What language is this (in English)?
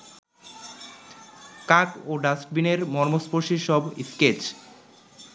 Bangla